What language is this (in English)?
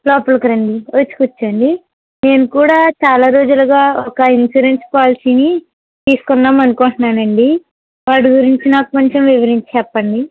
Telugu